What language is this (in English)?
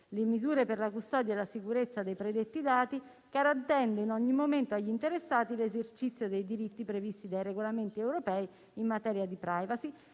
Italian